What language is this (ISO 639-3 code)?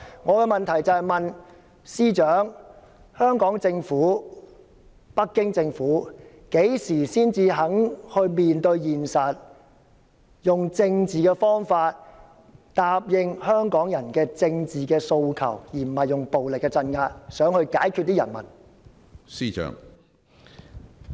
yue